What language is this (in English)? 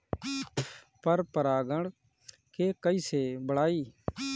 Bhojpuri